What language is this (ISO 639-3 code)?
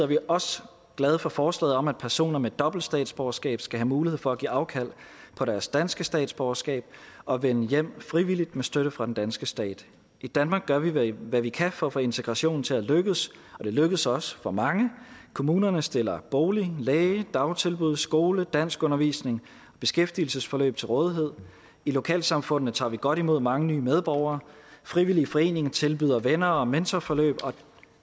dan